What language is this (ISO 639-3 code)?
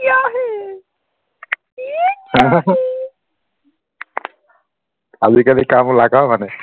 asm